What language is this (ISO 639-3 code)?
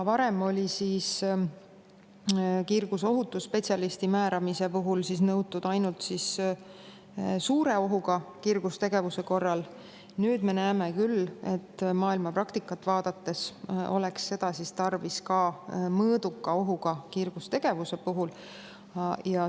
est